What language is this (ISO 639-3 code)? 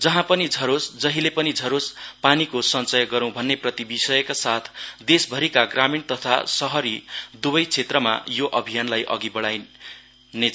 nep